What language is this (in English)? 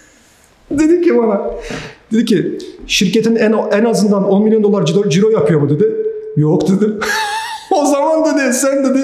Turkish